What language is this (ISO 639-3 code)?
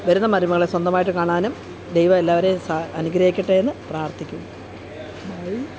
mal